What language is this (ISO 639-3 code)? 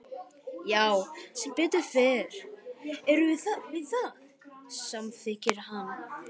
isl